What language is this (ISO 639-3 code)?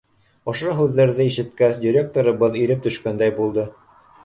bak